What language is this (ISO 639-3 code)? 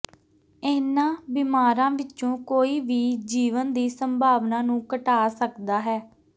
pan